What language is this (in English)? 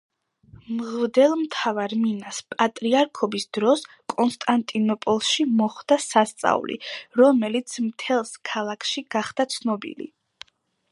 Georgian